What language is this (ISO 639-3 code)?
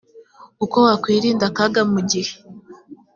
kin